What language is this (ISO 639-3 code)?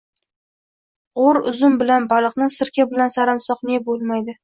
uzb